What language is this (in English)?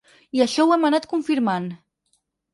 Catalan